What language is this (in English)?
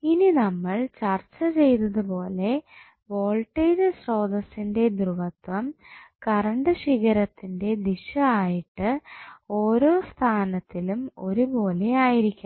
Malayalam